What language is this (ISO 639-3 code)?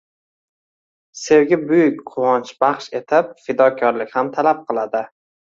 uzb